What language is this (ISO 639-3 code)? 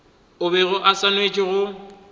nso